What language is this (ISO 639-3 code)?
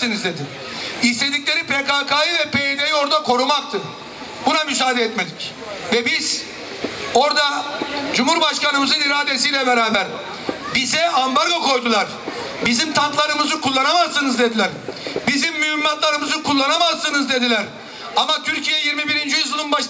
tur